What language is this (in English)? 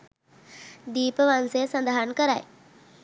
Sinhala